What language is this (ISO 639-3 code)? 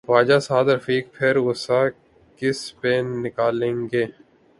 urd